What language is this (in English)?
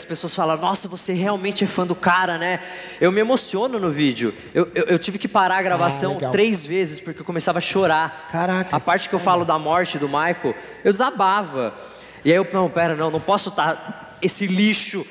Portuguese